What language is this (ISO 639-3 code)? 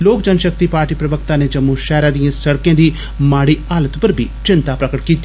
doi